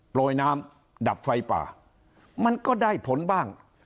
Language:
Thai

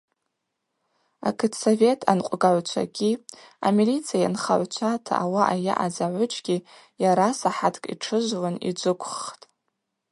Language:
Abaza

